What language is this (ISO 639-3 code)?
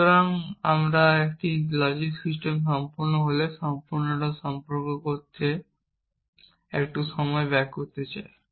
ben